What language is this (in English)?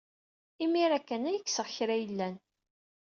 Kabyle